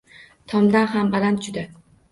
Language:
Uzbek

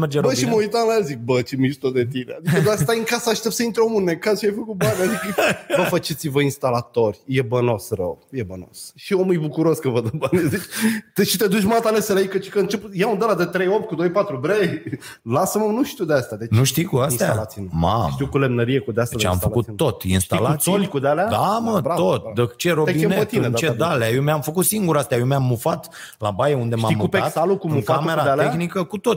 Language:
Romanian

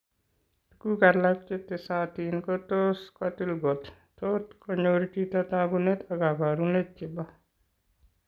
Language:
Kalenjin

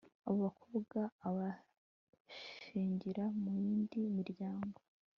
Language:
Kinyarwanda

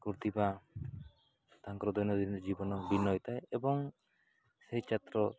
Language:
Odia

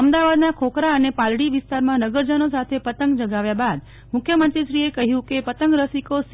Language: Gujarati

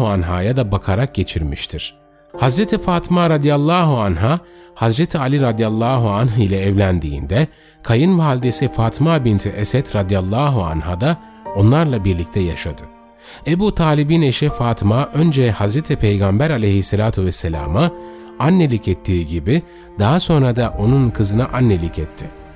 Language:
Turkish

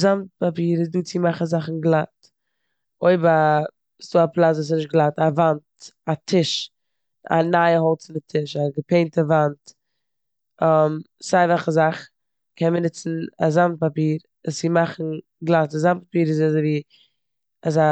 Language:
Yiddish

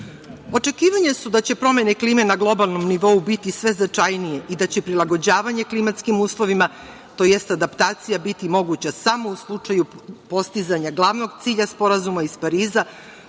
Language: Serbian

